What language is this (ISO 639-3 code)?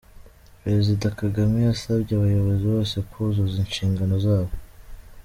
kin